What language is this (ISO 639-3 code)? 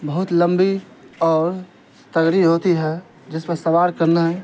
urd